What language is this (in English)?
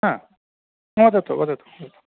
Sanskrit